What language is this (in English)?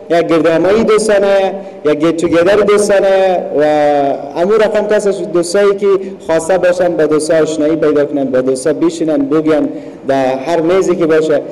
Persian